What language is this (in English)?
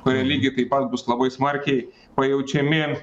Lithuanian